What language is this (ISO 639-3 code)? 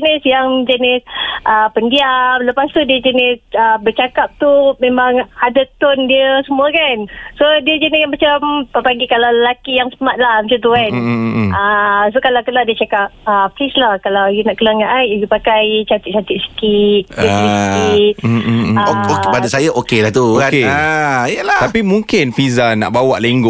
msa